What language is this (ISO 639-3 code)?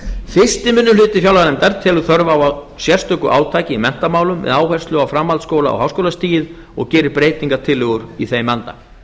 isl